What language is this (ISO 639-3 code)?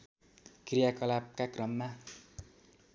nep